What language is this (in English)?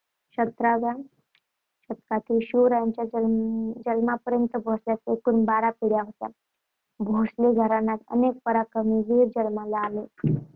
Marathi